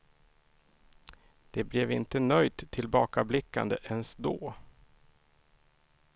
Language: Swedish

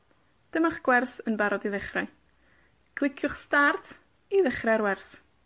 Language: Welsh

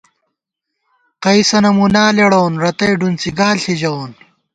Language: Gawar-Bati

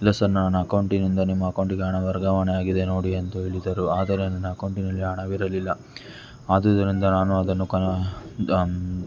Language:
Kannada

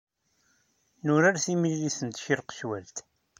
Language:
Kabyle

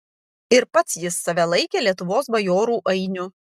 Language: Lithuanian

